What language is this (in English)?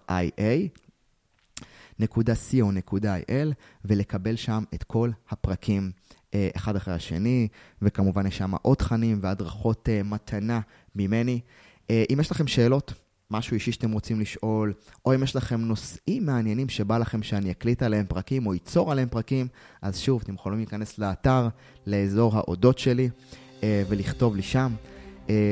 Hebrew